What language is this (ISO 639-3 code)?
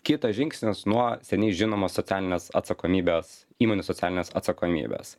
lit